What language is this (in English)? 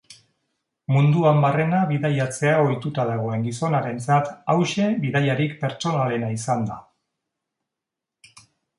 Basque